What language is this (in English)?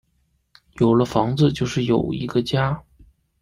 Chinese